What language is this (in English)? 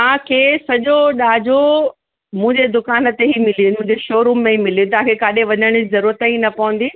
Sindhi